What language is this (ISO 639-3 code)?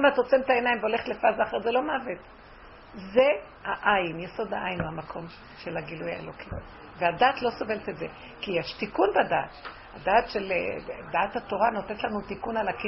heb